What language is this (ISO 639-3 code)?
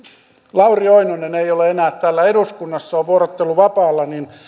fin